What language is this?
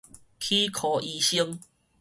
Min Nan Chinese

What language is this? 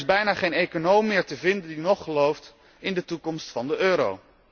Dutch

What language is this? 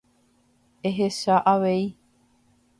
Guarani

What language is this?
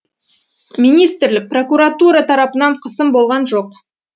Kazakh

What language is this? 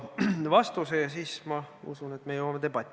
Estonian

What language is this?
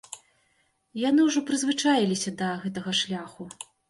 Belarusian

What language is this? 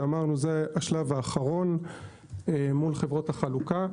Hebrew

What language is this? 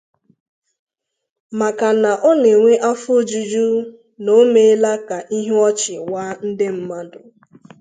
Igbo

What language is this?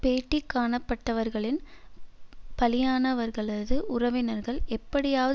Tamil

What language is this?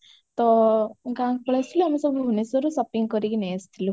Odia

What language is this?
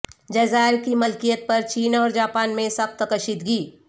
Urdu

